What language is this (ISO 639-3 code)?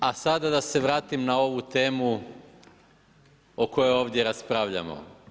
hrv